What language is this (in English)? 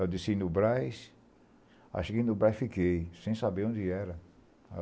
Portuguese